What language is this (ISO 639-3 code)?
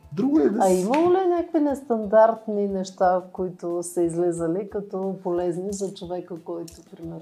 bul